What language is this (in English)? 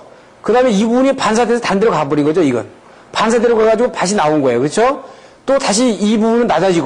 Korean